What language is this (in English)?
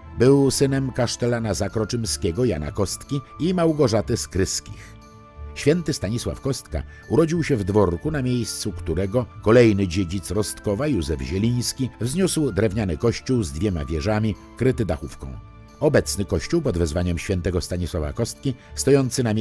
Polish